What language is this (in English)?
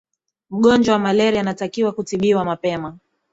Swahili